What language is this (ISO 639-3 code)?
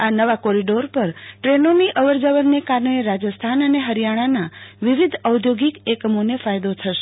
guj